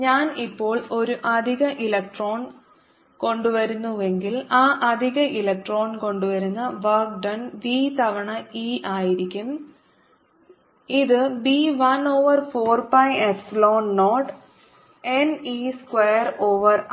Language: Malayalam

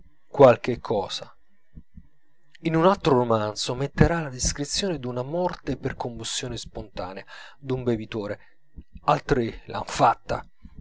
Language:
Italian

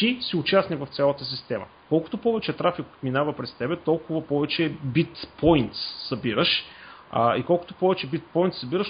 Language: Bulgarian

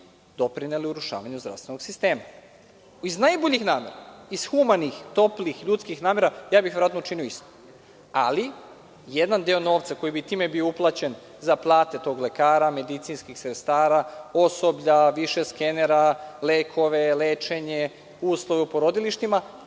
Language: Serbian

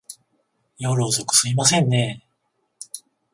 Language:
Japanese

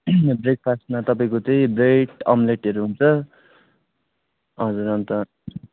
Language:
Nepali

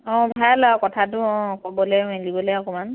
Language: Assamese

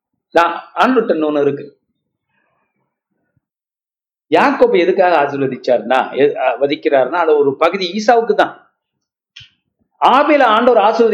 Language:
Tamil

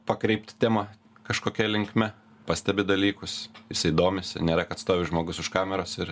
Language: Lithuanian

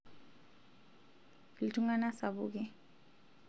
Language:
Masai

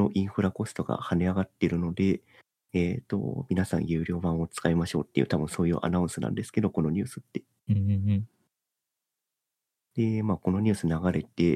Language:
Japanese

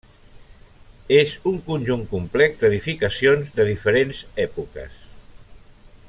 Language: Catalan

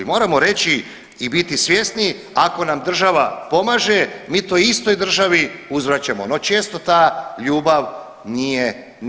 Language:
Croatian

